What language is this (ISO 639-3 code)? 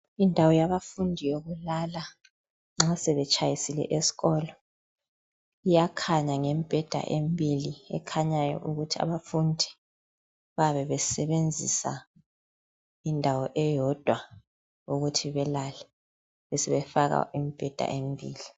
nde